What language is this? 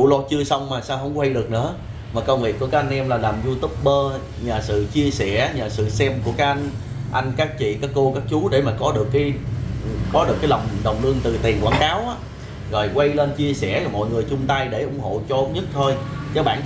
Vietnamese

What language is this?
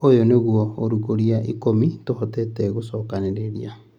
Kikuyu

